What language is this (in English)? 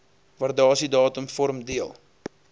Afrikaans